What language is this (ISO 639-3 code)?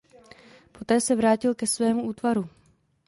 ces